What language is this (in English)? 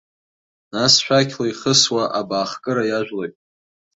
Abkhazian